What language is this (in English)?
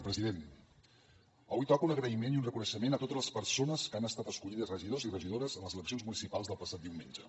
Catalan